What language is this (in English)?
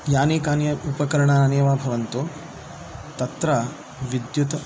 Sanskrit